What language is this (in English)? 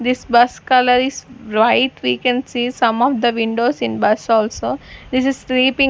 English